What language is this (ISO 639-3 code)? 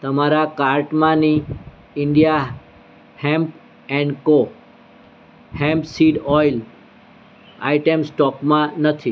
guj